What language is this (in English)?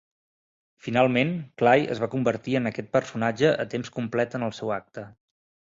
Catalan